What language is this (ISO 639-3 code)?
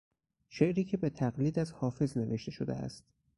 fas